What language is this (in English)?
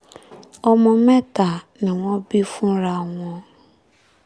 Yoruba